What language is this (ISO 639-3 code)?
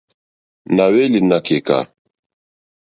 bri